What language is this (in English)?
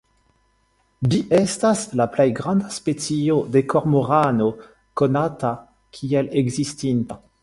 Esperanto